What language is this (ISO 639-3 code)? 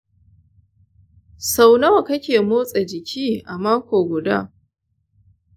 hau